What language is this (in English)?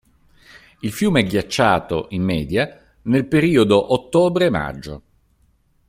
Italian